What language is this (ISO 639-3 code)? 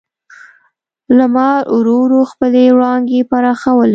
pus